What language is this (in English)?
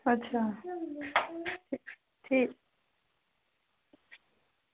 Dogri